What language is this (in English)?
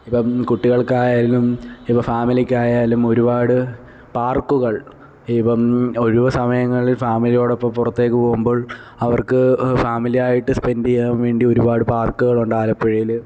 Malayalam